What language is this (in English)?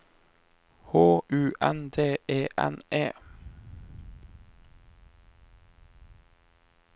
Norwegian